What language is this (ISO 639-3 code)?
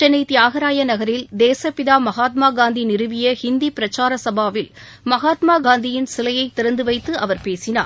tam